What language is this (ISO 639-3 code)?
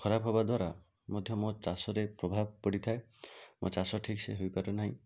ori